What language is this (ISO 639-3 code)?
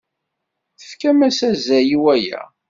kab